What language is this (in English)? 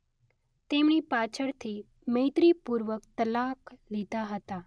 Gujarati